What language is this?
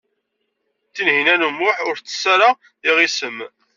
Kabyle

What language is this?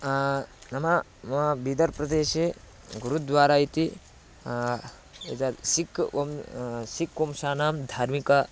Sanskrit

